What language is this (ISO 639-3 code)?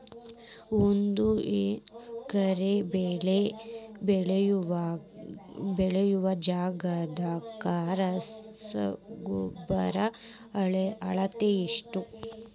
kan